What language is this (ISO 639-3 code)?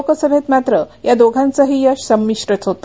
mar